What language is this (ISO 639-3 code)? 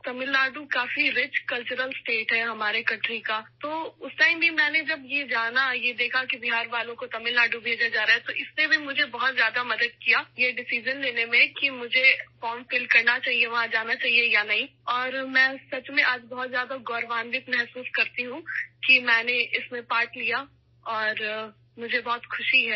urd